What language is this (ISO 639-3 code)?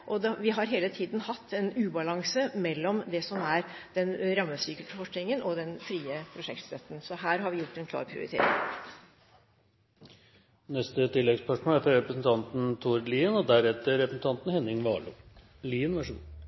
nor